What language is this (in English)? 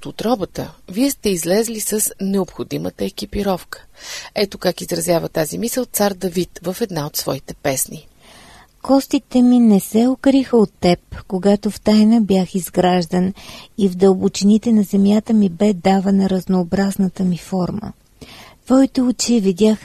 Bulgarian